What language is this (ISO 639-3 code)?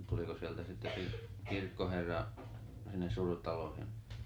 fin